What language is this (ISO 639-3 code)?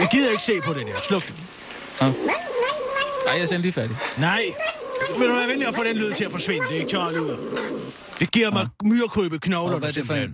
dan